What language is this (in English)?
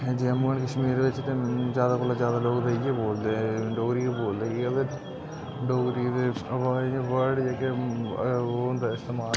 Dogri